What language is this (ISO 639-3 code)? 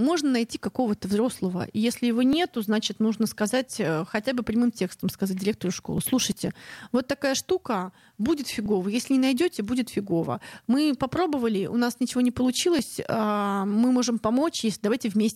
rus